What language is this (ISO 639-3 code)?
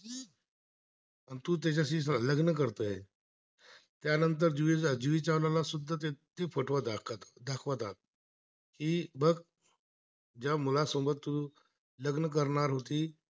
mar